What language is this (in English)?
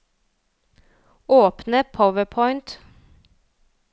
Norwegian